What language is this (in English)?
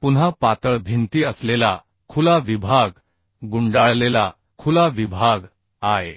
Marathi